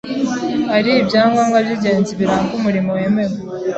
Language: Kinyarwanda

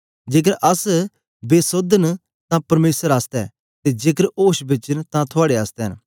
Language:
Dogri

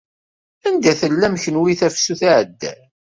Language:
Kabyle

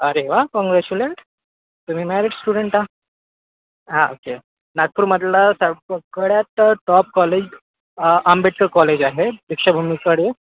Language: Marathi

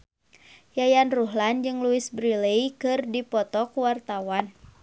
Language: Sundanese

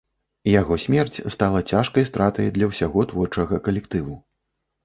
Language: Belarusian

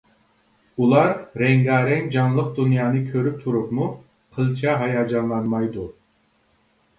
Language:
Uyghur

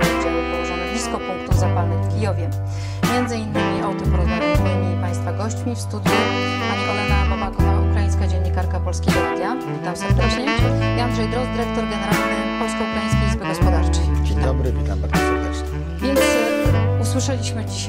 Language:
Polish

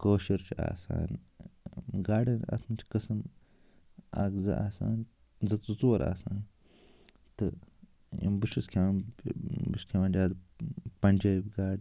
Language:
Kashmiri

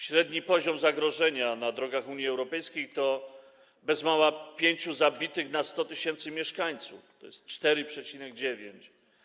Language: Polish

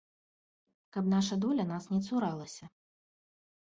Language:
Belarusian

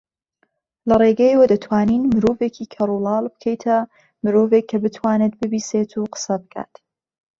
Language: Central Kurdish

